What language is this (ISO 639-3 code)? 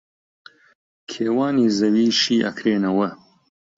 ckb